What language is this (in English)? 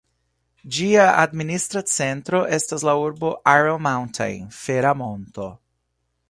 Esperanto